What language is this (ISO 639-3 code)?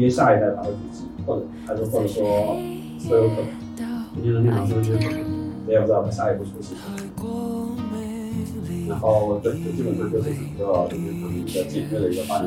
zho